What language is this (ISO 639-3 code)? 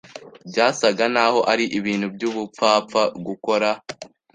kin